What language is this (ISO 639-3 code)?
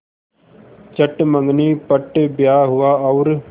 hin